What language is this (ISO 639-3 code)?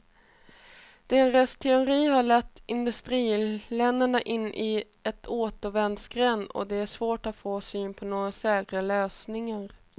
swe